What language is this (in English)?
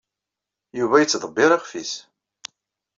Kabyle